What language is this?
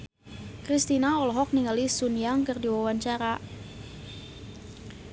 Sundanese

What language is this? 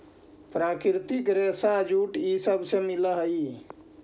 Magahi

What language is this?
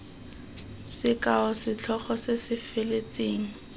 Tswana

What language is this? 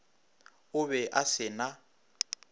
Northern Sotho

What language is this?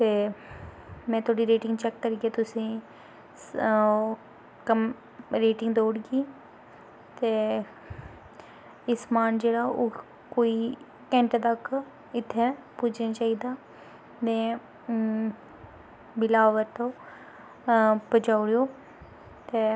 Dogri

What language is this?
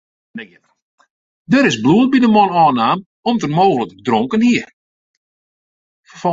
Western Frisian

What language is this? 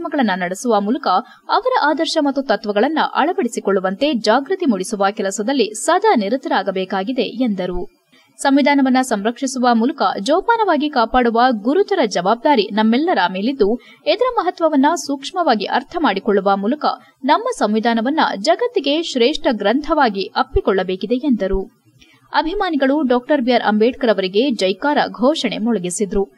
Kannada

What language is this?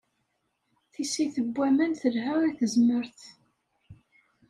Kabyle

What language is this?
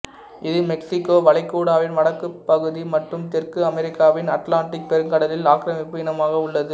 Tamil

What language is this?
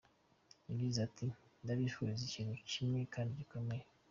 Kinyarwanda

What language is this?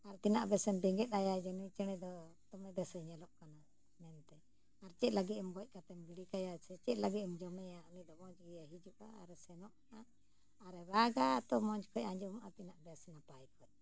Santali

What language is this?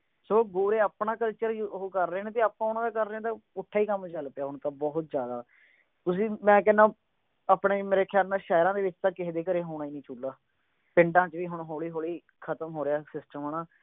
Punjabi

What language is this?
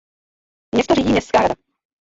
Czech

